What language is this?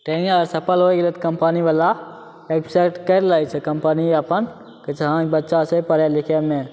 Maithili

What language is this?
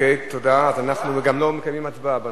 Hebrew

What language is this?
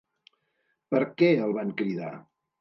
Catalan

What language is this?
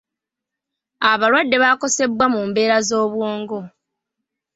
Ganda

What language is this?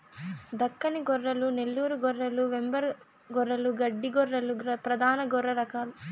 Telugu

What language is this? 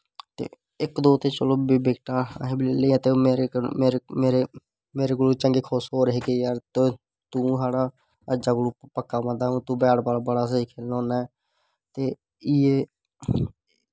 Dogri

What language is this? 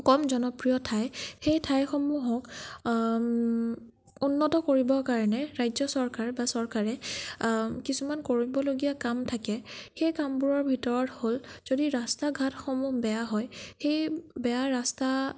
Assamese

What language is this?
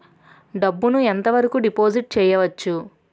Telugu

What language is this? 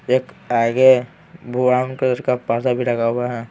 Hindi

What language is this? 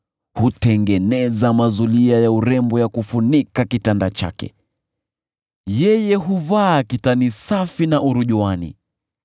Swahili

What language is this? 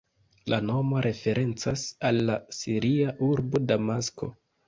Esperanto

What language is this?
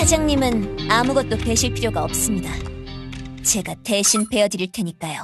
Korean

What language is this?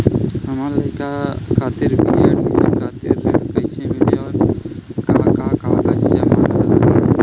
Bhojpuri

